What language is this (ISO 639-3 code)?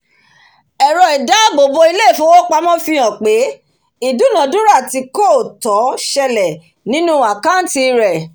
yor